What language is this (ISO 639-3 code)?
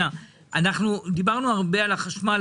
heb